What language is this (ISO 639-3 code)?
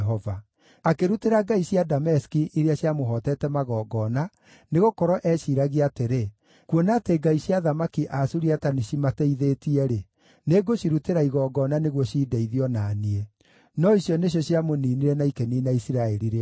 kik